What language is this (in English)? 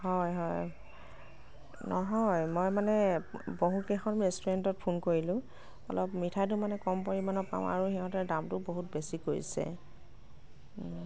Assamese